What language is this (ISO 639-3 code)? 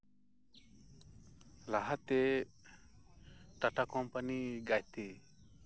sat